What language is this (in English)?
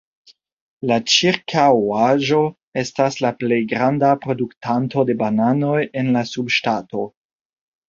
Esperanto